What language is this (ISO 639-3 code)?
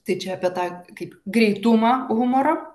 lit